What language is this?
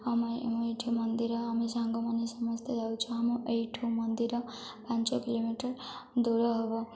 Odia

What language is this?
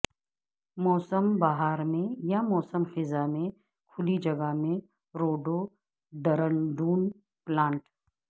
Urdu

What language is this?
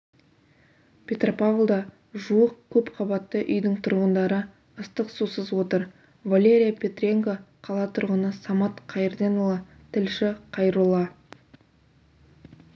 Kazakh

